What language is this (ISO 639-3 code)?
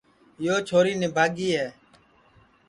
ssi